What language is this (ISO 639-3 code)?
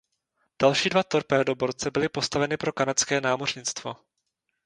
ces